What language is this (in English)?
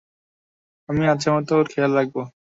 Bangla